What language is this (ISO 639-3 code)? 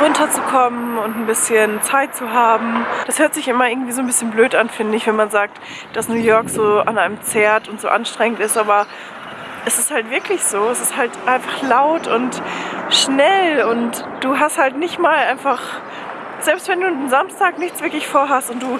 deu